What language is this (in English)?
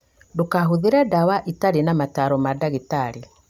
Kikuyu